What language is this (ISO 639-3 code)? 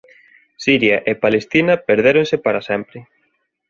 glg